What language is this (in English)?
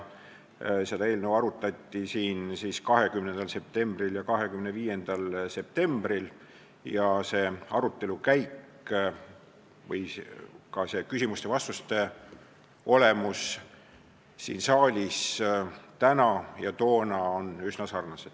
Estonian